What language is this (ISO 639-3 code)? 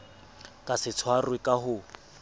sot